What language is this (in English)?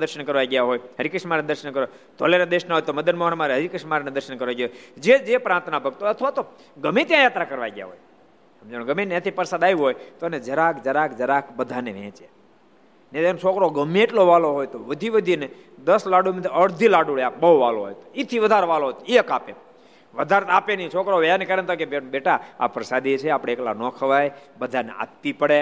Gujarati